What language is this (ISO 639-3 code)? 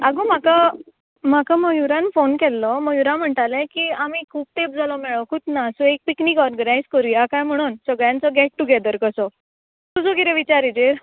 kok